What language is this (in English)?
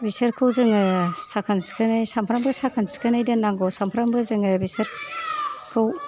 Bodo